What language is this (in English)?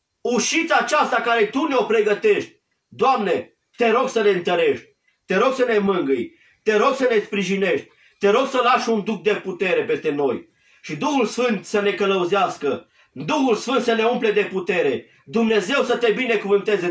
Romanian